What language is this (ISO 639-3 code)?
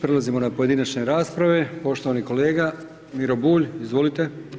hrv